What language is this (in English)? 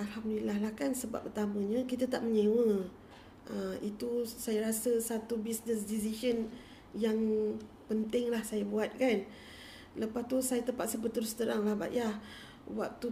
Malay